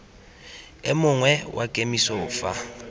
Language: Tswana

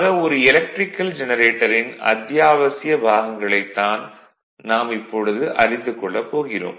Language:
Tamil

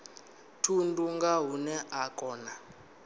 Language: Venda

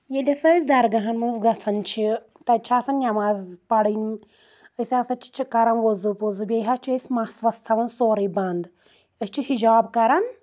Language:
Kashmiri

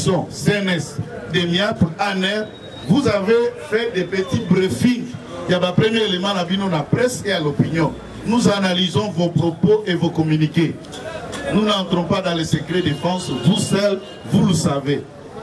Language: French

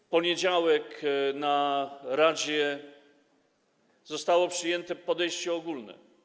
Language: Polish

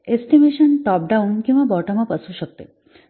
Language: Marathi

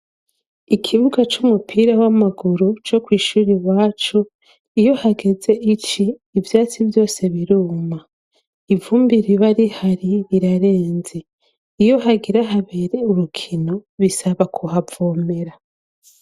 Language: Rundi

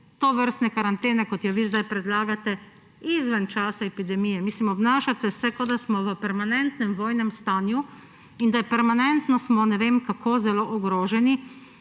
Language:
Slovenian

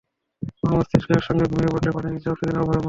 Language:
Bangla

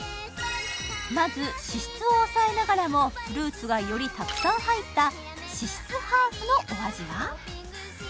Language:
Japanese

